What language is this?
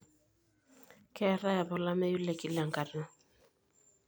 Masai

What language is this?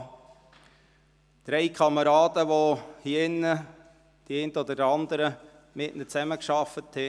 Swiss German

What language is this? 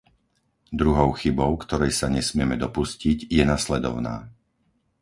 Slovak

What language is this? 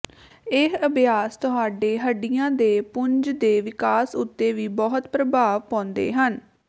Punjabi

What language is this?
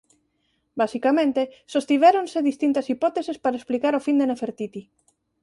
Galician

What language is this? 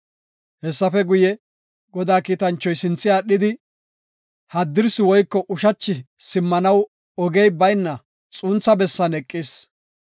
Gofa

